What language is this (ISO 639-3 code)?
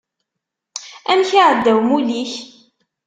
kab